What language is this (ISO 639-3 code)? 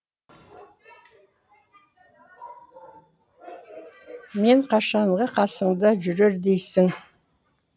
kaz